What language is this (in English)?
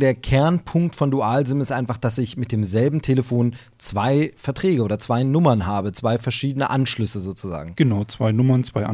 German